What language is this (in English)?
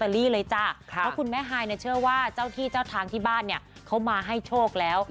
Thai